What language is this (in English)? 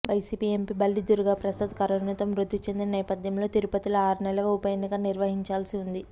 Telugu